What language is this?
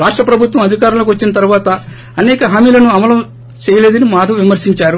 Telugu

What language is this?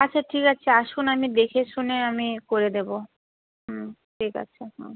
Bangla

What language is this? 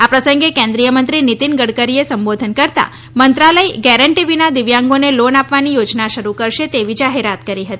Gujarati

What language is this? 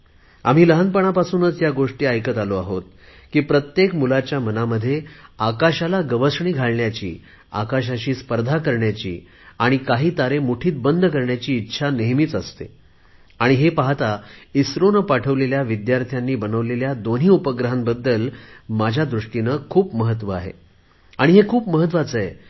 Marathi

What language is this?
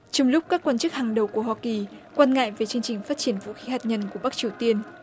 Vietnamese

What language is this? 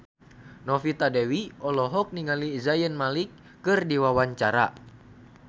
Sundanese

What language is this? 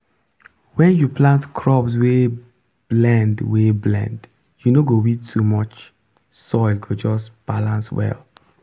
Nigerian Pidgin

